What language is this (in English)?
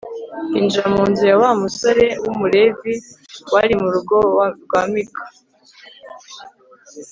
Kinyarwanda